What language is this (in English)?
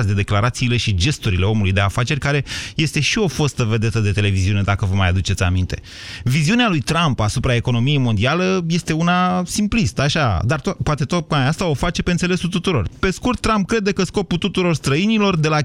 Romanian